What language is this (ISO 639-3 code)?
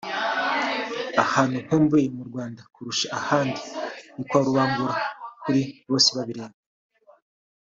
kin